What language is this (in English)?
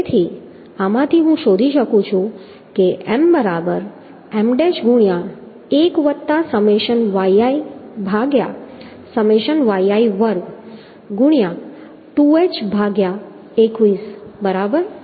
Gujarati